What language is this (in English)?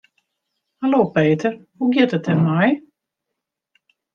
Western Frisian